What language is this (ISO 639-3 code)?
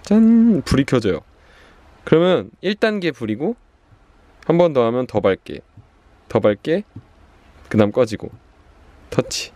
kor